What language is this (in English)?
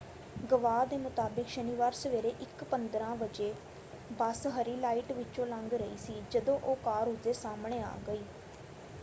Punjabi